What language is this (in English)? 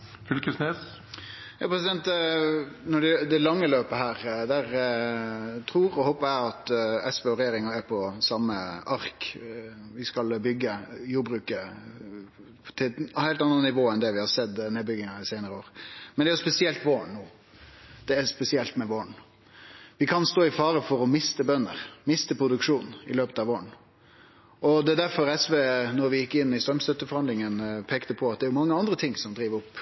Norwegian Nynorsk